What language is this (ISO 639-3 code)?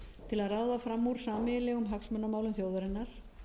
isl